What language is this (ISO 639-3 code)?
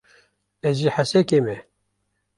kur